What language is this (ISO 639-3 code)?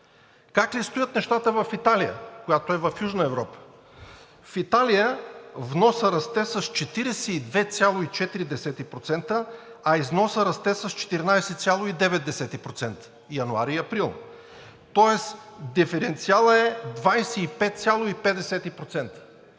bul